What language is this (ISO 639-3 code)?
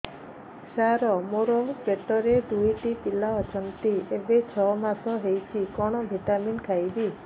ori